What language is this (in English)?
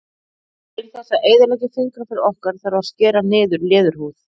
Icelandic